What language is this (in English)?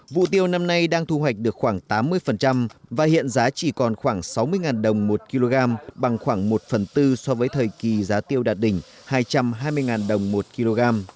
Vietnamese